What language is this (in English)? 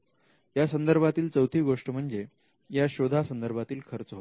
Marathi